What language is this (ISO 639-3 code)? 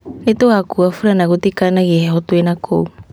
kik